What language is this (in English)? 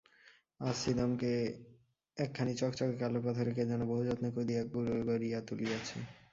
Bangla